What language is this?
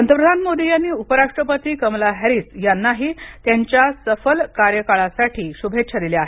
Marathi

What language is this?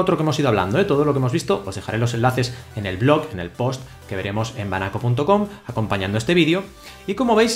Spanish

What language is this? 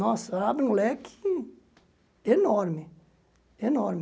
Portuguese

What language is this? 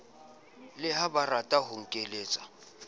Southern Sotho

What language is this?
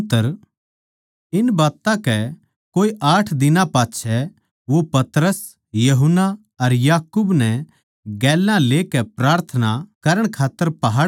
Haryanvi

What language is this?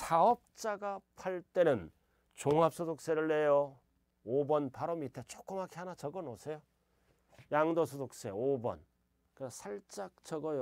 Korean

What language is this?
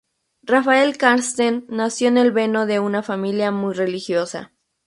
Spanish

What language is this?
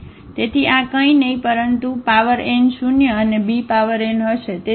Gujarati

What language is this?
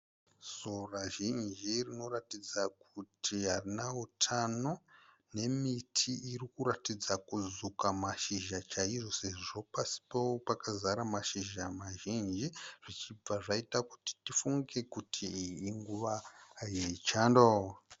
Shona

